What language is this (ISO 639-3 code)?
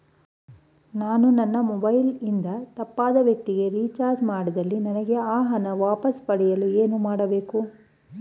kan